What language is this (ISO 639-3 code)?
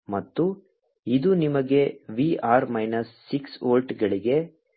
kan